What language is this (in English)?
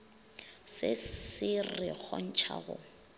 Northern Sotho